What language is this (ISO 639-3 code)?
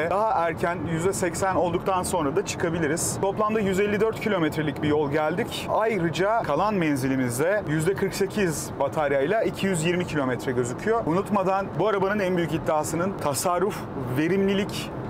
tur